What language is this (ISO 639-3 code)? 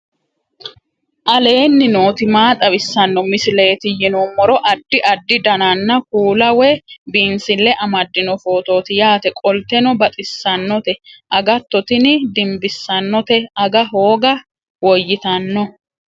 sid